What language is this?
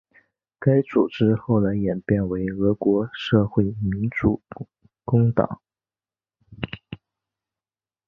Chinese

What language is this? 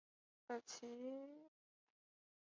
Chinese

